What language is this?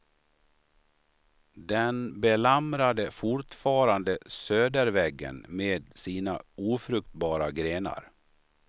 Swedish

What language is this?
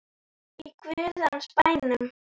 Icelandic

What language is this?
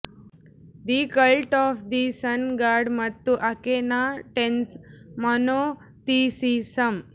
Kannada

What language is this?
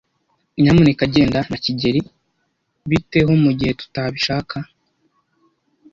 Kinyarwanda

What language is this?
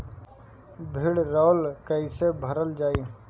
Bhojpuri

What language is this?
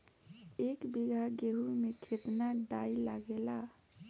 Bhojpuri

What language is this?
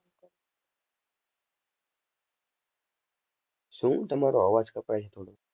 Gujarati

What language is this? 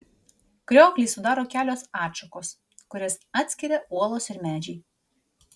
Lithuanian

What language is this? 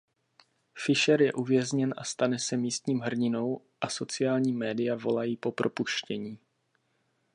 Czech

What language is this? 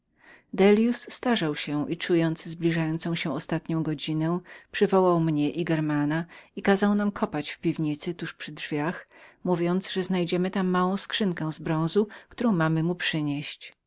Polish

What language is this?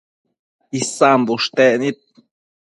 Matsés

